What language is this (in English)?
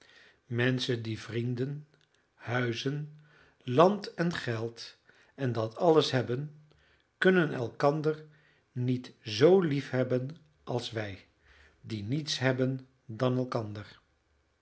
Dutch